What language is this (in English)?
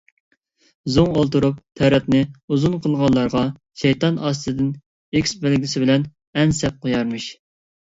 Uyghur